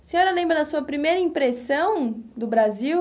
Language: Portuguese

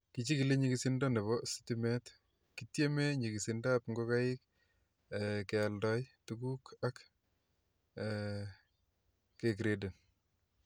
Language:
Kalenjin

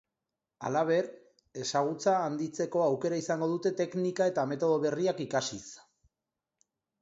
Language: Basque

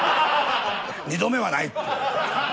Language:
Japanese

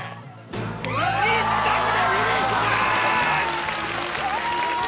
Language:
Japanese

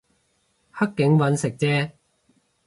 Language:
Cantonese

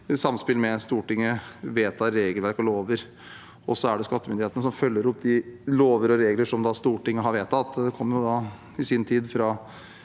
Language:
Norwegian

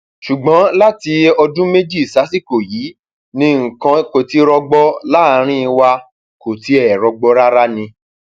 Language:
Yoruba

